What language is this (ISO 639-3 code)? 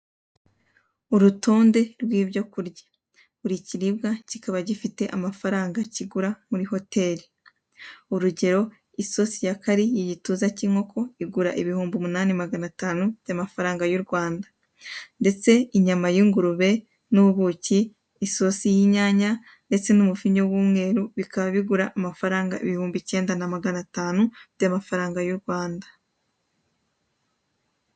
kin